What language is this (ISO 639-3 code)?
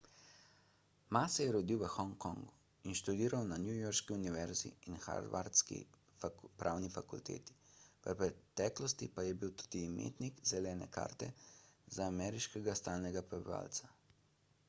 slv